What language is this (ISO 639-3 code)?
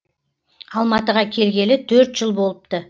kaz